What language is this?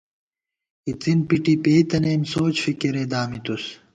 Gawar-Bati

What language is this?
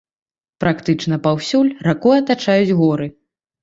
Belarusian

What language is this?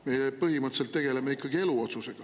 Estonian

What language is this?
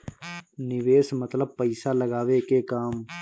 Bhojpuri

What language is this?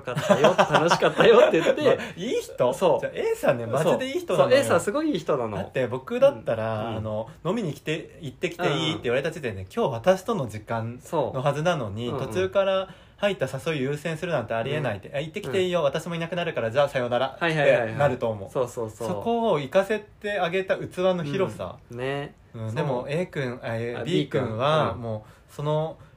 Japanese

